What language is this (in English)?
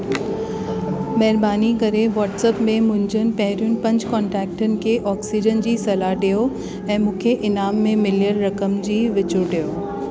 Sindhi